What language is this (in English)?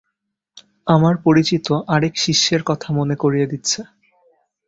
Bangla